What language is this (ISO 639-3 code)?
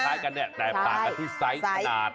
tha